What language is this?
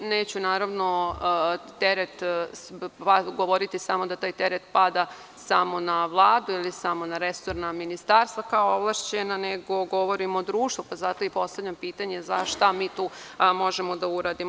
Serbian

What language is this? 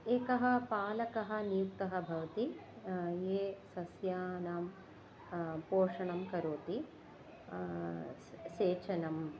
Sanskrit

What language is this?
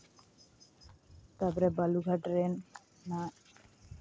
Santali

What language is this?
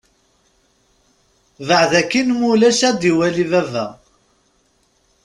Kabyle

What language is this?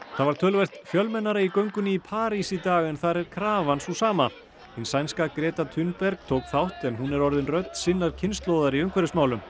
Icelandic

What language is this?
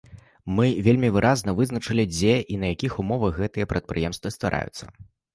Belarusian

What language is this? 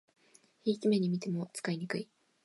Japanese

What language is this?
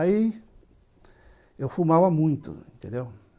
Portuguese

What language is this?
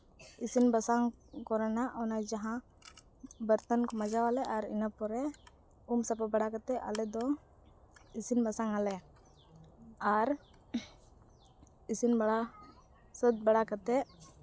Santali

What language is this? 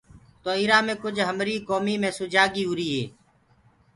Gurgula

